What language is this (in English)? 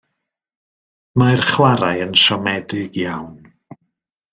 Welsh